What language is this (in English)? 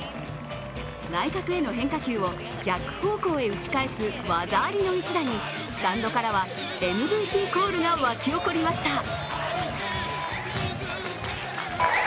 Japanese